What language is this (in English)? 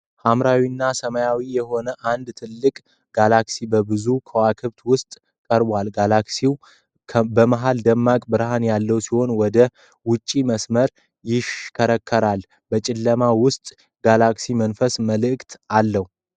Amharic